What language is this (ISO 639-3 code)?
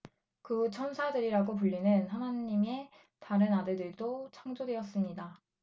kor